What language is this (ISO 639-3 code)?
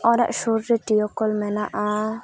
sat